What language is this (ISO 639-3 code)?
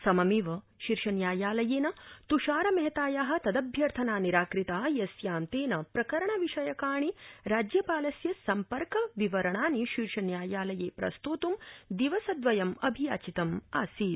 san